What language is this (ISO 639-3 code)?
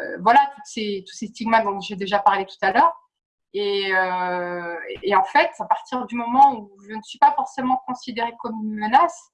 fra